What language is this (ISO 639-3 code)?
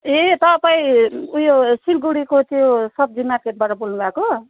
nep